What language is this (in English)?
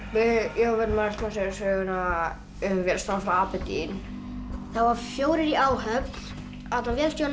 Icelandic